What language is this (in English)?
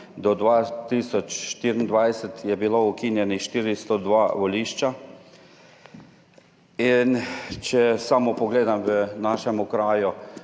Slovenian